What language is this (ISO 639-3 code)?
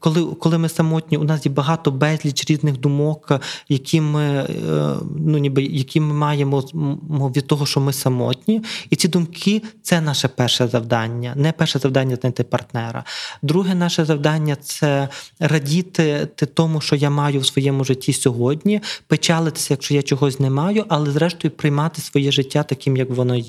ukr